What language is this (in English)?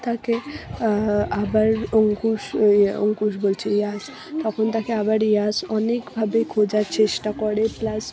Bangla